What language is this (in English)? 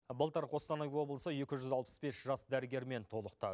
Kazakh